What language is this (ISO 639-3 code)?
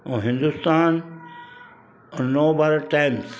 snd